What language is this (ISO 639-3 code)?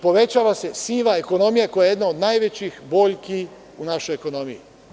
srp